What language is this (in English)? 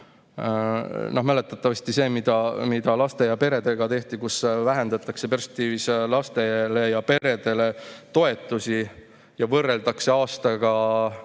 Estonian